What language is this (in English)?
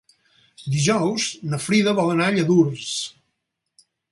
Catalan